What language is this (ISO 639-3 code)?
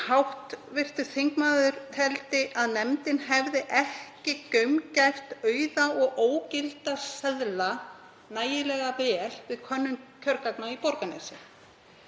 isl